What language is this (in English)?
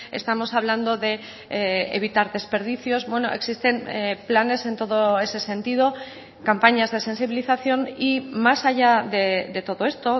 Spanish